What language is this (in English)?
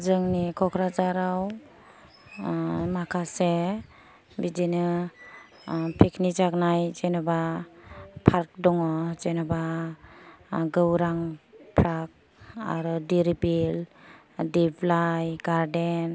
Bodo